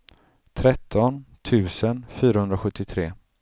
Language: Swedish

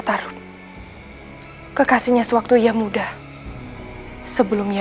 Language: Indonesian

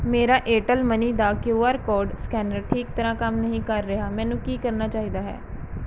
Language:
Punjabi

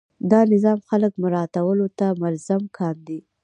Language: Pashto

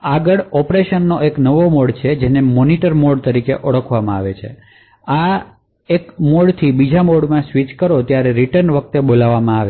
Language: Gujarati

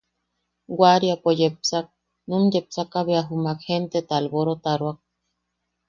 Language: Yaqui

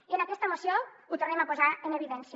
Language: Catalan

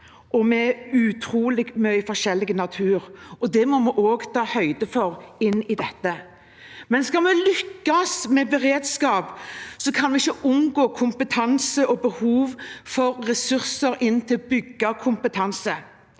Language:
Norwegian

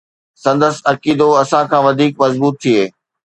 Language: Sindhi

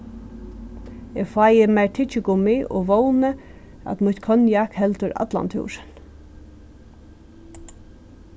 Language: Faroese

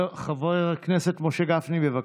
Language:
Hebrew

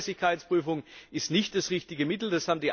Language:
German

